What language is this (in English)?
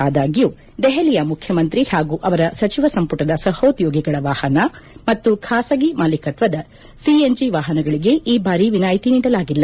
Kannada